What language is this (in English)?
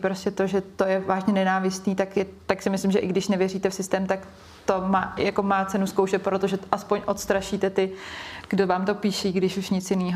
Czech